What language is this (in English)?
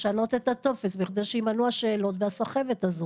Hebrew